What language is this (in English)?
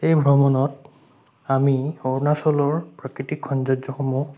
Assamese